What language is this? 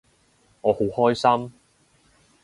Cantonese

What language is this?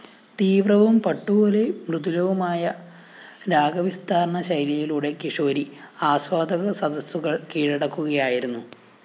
Malayalam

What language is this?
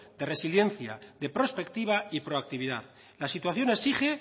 Spanish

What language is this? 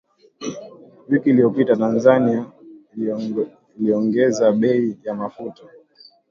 Swahili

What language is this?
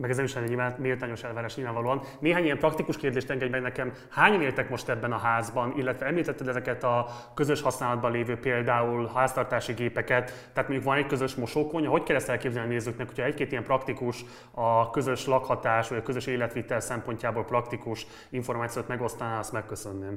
Hungarian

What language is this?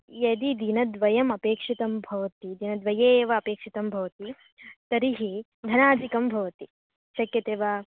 Sanskrit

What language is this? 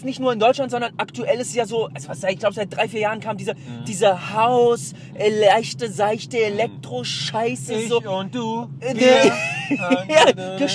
German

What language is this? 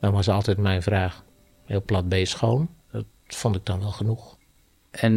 Dutch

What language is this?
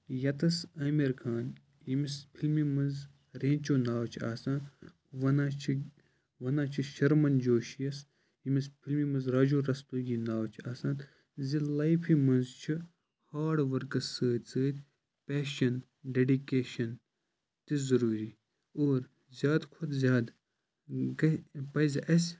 Kashmiri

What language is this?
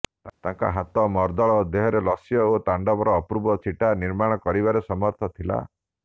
Odia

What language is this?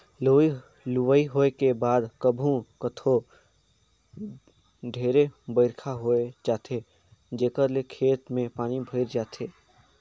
Chhattisgarhi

